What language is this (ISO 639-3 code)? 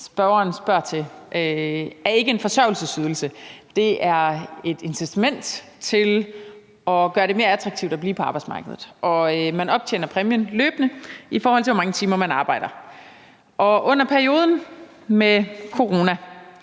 dan